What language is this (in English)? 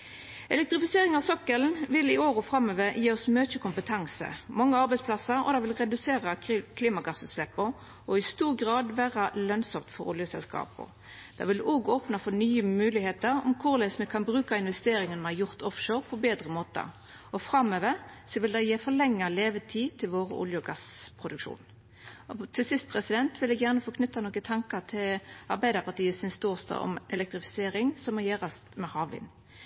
Norwegian Nynorsk